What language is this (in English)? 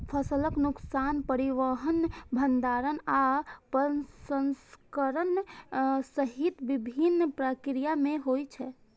Maithili